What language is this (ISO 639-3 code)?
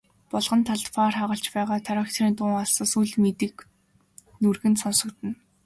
mon